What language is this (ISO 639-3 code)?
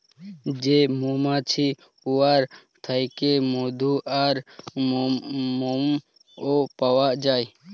ben